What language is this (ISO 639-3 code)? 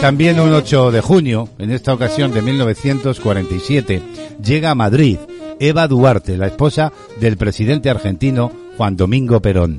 spa